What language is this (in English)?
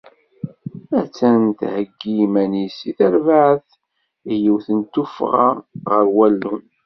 Kabyle